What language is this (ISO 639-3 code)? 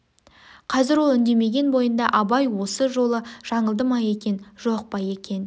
kaz